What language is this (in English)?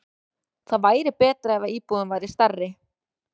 Icelandic